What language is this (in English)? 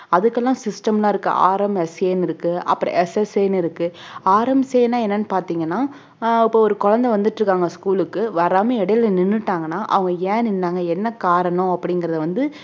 Tamil